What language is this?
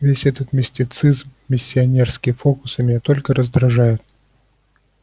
Russian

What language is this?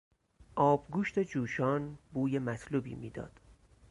Persian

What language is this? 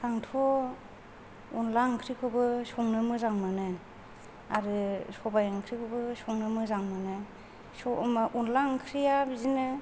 Bodo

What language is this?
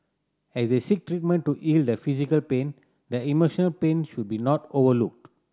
English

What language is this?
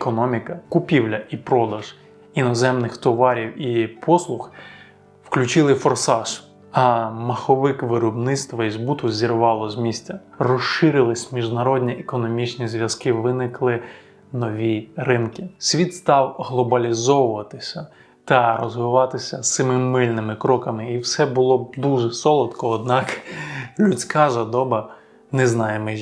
Ukrainian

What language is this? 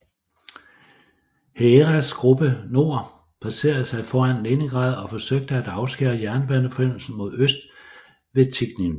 Danish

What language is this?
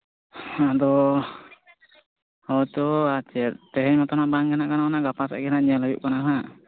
Santali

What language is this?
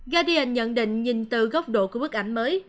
Vietnamese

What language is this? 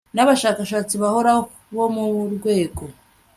Kinyarwanda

